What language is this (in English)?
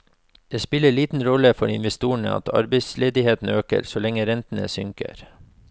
Norwegian